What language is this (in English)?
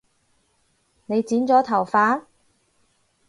Cantonese